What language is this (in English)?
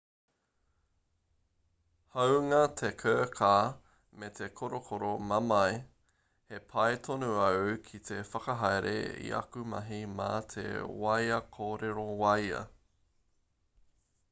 Māori